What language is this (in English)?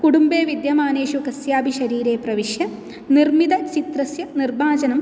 Sanskrit